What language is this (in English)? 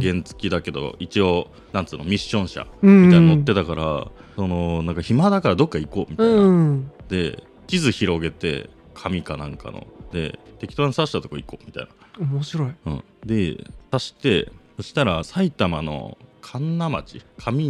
Japanese